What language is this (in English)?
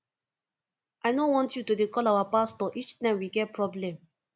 Nigerian Pidgin